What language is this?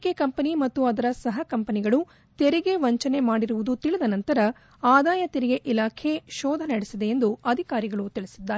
Kannada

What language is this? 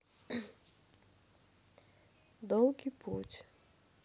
Russian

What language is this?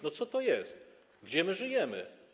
Polish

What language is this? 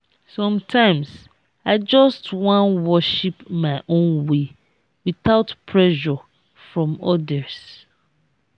Nigerian Pidgin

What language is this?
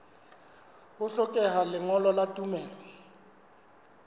Southern Sotho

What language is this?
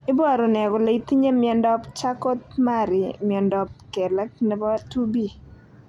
Kalenjin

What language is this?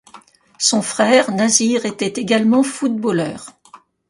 French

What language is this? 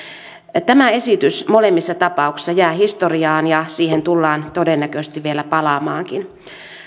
Finnish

